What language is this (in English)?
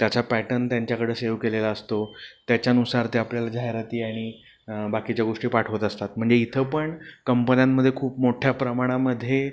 Marathi